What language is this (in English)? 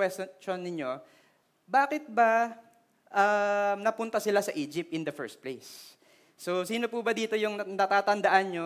Filipino